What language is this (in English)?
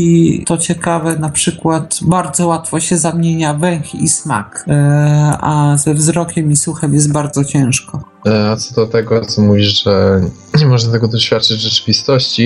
Polish